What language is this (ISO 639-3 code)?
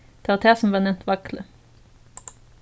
fao